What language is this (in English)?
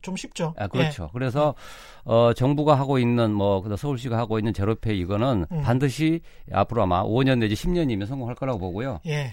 Korean